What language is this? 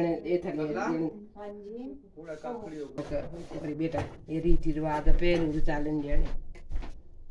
Punjabi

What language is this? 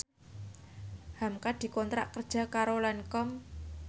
Javanese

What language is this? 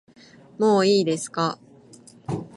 Japanese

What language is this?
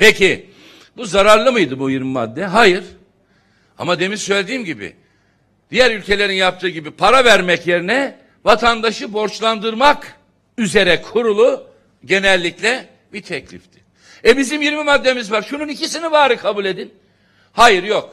Turkish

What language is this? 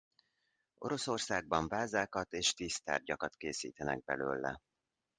Hungarian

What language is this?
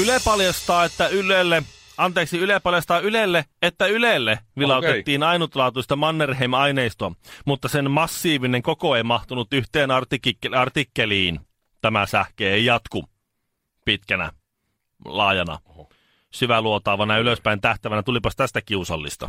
Finnish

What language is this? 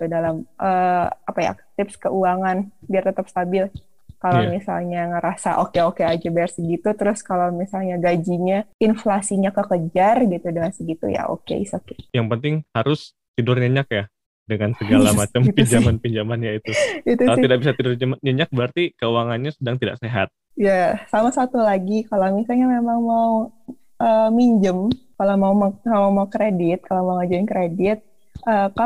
Indonesian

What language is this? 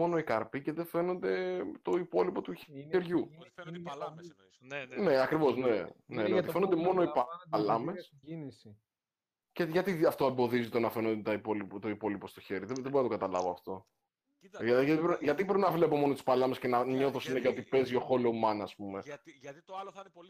Greek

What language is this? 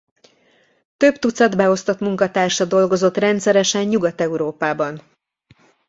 Hungarian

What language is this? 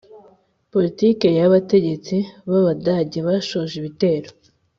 Kinyarwanda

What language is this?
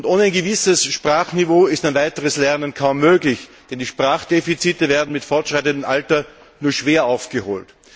German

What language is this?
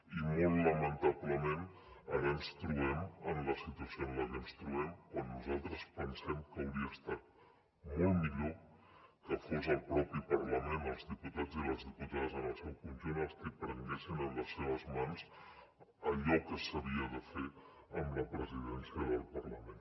Catalan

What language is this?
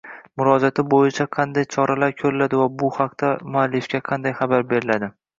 Uzbek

